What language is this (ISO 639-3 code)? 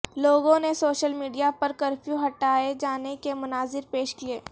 urd